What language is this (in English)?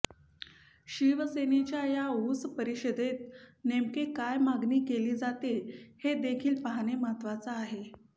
Marathi